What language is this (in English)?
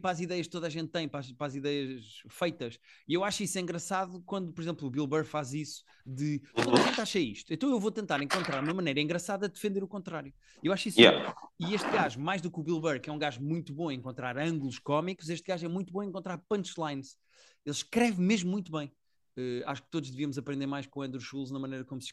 Portuguese